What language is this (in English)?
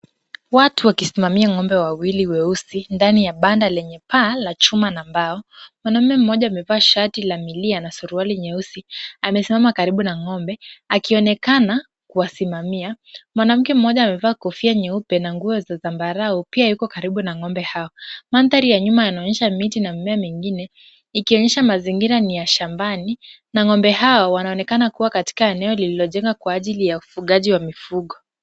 Swahili